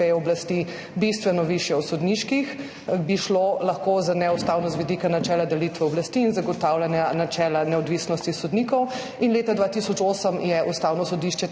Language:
Slovenian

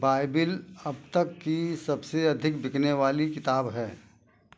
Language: Hindi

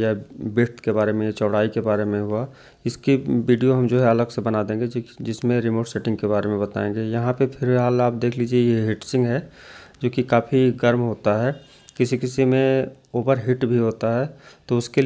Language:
Hindi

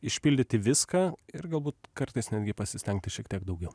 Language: Lithuanian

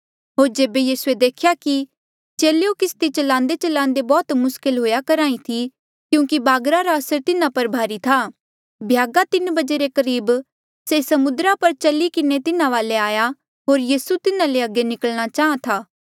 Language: Mandeali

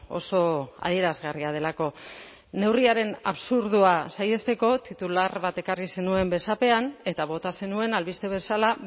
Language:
Basque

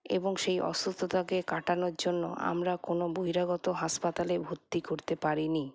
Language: Bangla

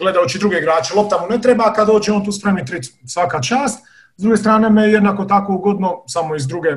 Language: Croatian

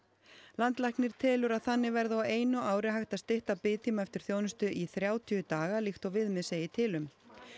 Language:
Icelandic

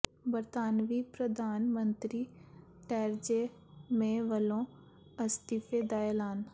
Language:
Punjabi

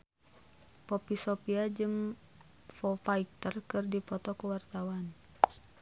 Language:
Sundanese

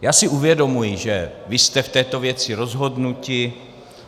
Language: Czech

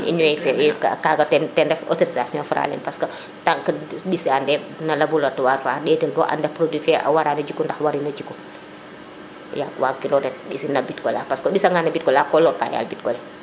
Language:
Serer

